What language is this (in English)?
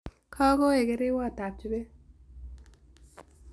Kalenjin